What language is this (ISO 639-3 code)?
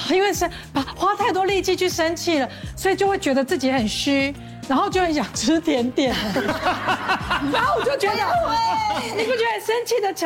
zho